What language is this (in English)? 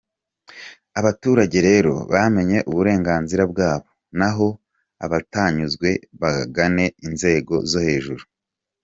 Kinyarwanda